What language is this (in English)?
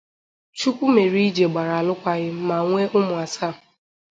Igbo